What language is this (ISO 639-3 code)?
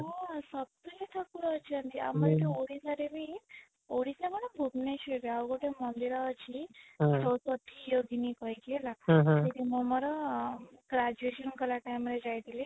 ori